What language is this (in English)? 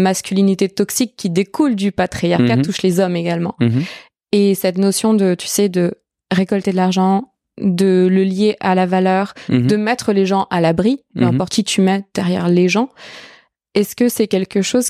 French